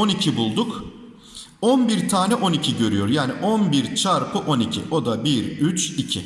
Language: Turkish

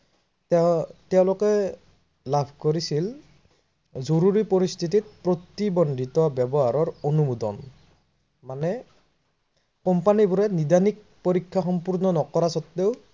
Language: Assamese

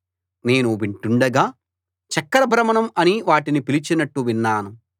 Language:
Telugu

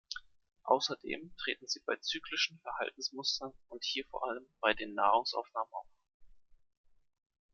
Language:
German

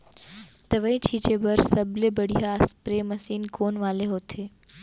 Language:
Chhattisgarhi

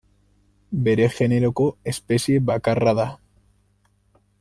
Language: Basque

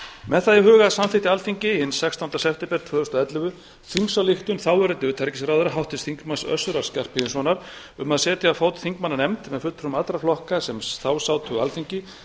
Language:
Icelandic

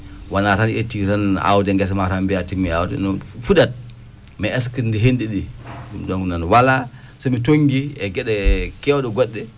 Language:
Fula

